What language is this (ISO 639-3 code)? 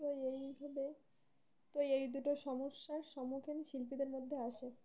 ben